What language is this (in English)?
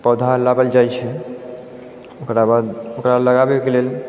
Maithili